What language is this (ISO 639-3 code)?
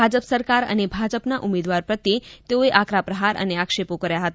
guj